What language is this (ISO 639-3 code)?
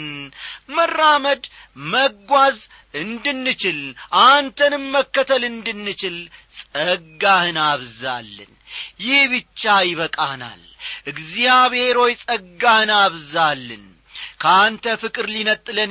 amh